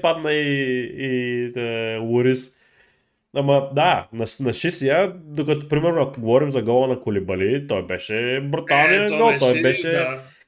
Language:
Bulgarian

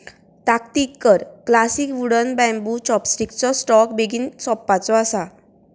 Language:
Konkani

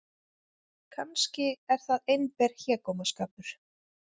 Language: Icelandic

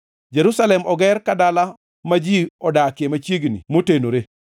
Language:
Luo (Kenya and Tanzania)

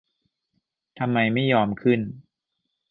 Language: Thai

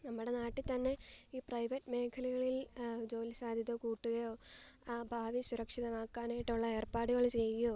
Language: Malayalam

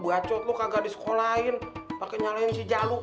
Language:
Indonesian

